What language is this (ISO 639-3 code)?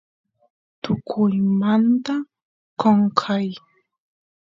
qus